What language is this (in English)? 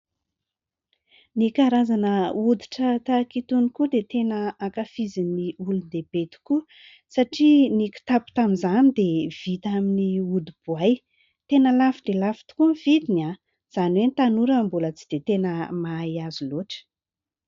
Malagasy